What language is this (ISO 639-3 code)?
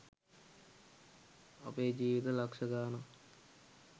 sin